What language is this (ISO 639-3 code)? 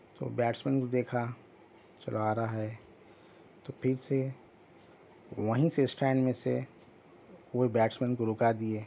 urd